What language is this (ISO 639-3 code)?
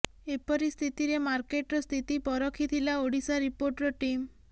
ori